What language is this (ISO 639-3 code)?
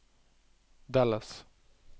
nor